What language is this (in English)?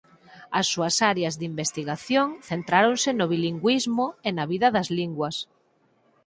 Galician